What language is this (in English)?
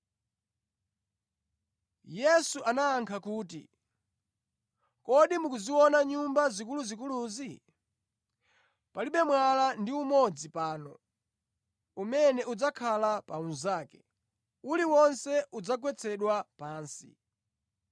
Nyanja